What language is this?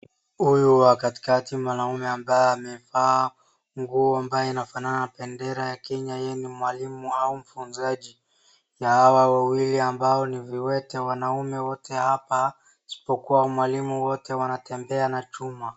Swahili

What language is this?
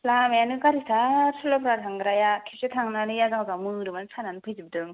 Bodo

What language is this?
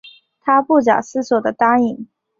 Chinese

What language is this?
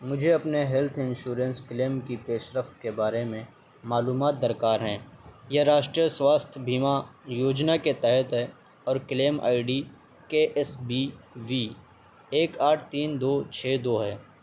Urdu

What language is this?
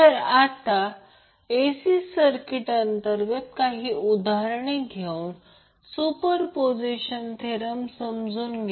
Marathi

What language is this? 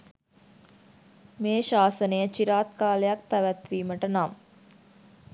Sinhala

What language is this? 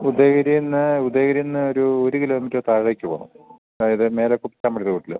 Malayalam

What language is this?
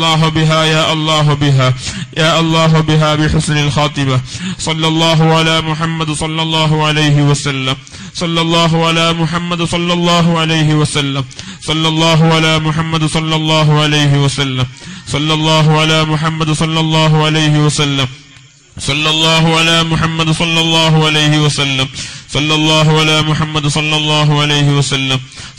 Arabic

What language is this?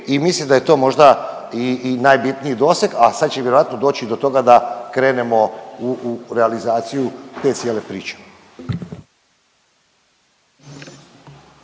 Croatian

